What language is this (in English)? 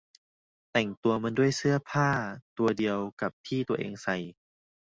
Thai